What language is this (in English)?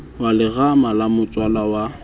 Southern Sotho